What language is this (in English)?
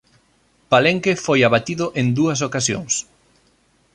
Galician